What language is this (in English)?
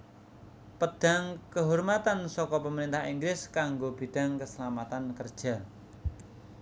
Javanese